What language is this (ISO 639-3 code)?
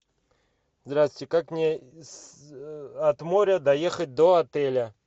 rus